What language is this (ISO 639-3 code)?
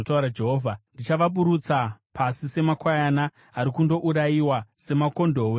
sna